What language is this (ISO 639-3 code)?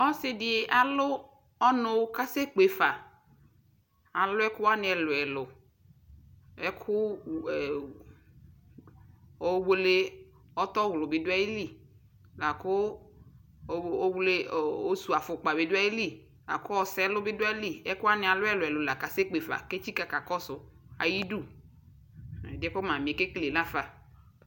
kpo